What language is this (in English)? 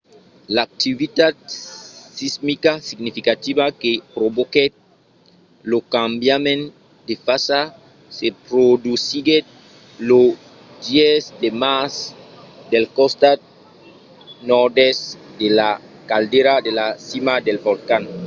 Occitan